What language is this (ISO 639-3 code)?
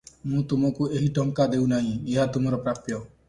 ori